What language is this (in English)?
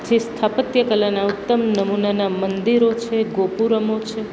Gujarati